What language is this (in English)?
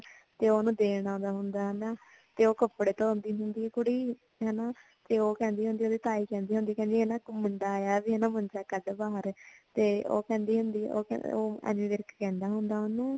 Punjabi